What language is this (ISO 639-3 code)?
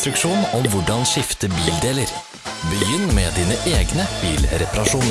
nor